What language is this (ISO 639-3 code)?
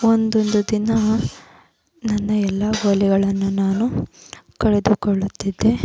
kan